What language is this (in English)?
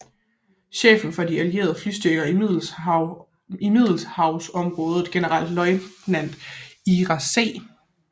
Danish